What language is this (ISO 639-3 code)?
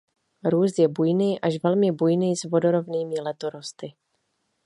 ces